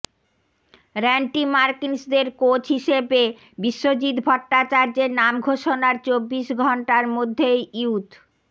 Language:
Bangla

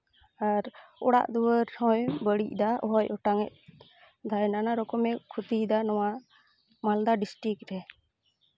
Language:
Santali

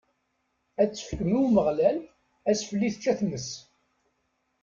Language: Kabyle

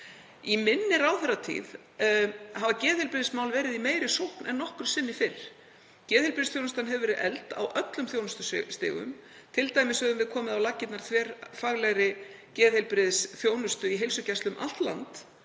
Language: Icelandic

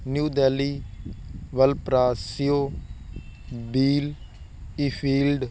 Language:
Punjabi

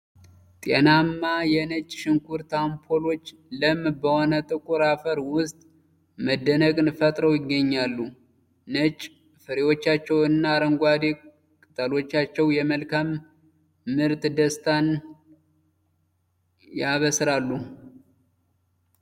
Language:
Amharic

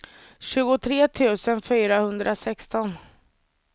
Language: Swedish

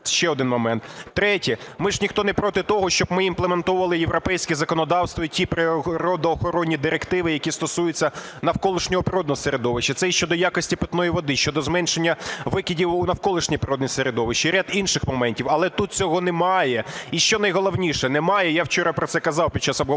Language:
Ukrainian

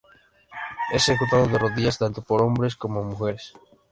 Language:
Spanish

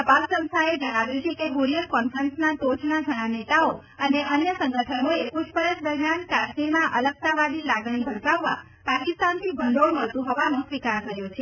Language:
Gujarati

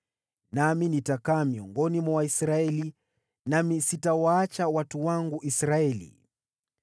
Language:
Swahili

